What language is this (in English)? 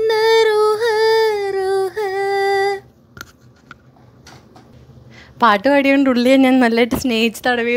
Hindi